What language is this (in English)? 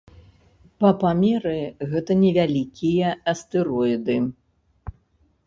Belarusian